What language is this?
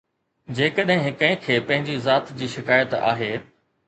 Sindhi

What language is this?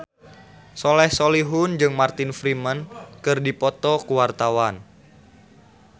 Sundanese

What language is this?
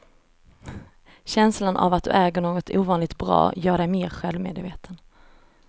Swedish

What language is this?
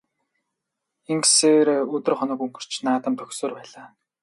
Mongolian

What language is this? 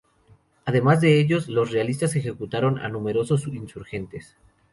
Spanish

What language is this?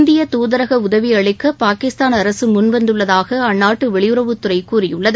Tamil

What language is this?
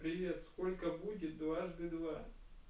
Russian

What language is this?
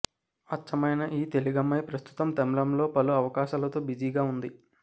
Telugu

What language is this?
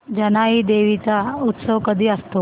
Marathi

